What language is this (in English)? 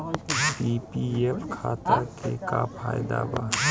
Bhojpuri